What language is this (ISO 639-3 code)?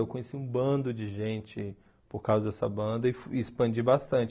por